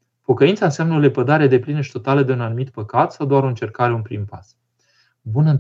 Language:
Romanian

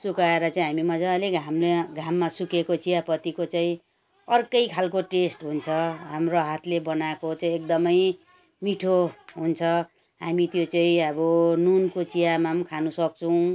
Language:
Nepali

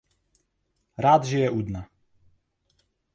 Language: Czech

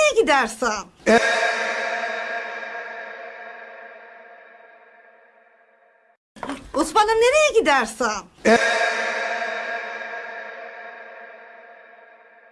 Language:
Turkish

